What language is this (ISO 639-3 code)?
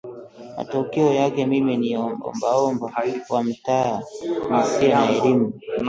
swa